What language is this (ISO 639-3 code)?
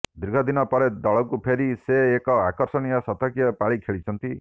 ori